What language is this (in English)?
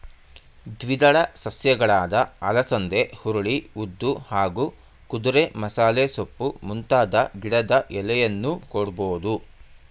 Kannada